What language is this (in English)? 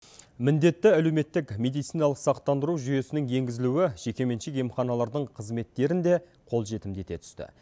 Kazakh